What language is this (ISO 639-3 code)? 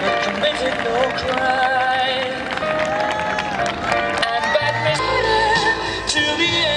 spa